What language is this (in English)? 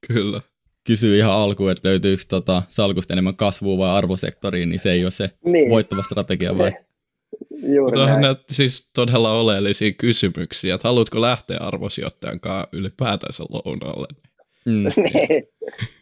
Finnish